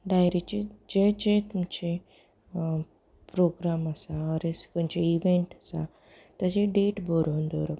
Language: Konkani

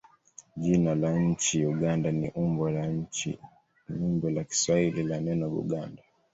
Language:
Swahili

